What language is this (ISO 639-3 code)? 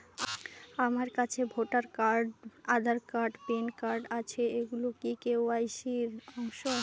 ben